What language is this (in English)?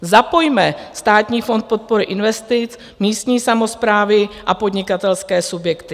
Czech